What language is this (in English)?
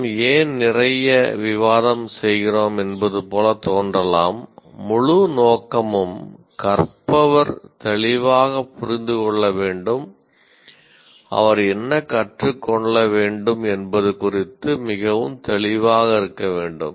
Tamil